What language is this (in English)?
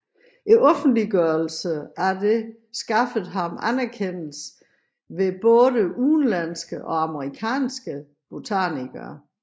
Danish